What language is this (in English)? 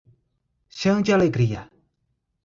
Portuguese